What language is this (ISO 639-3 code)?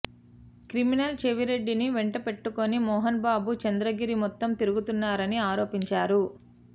tel